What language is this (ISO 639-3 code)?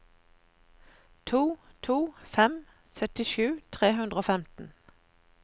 nor